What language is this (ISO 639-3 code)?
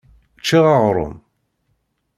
kab